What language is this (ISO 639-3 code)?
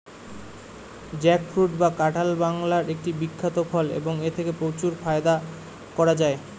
ben